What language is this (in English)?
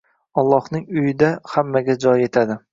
Uzbek